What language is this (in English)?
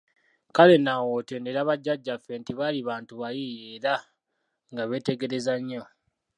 Ganda